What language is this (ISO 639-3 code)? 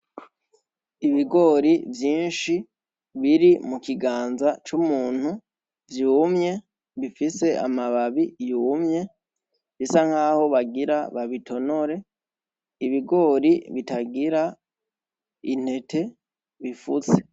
run